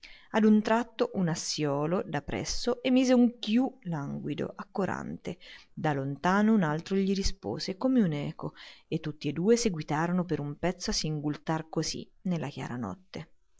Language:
Italian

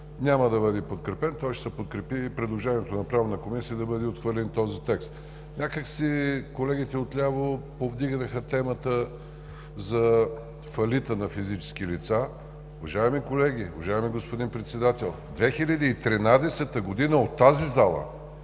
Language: Bulgarian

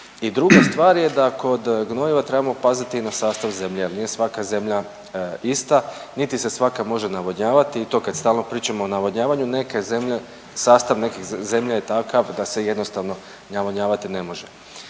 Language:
Croatian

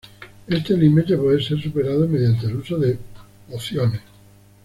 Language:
Spanish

